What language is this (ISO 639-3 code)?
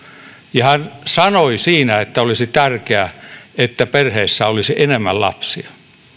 fin